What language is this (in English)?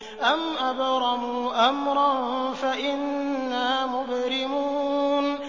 Arabic